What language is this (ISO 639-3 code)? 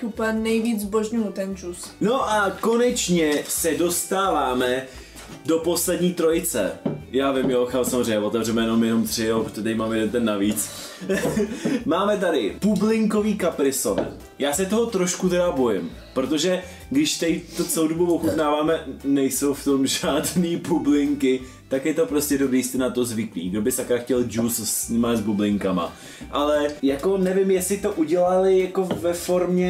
ces